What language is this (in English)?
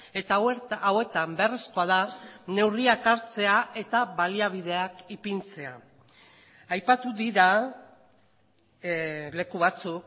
Basque